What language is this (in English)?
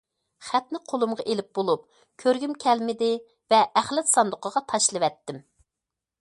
Uyghur